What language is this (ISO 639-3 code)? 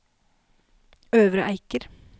nor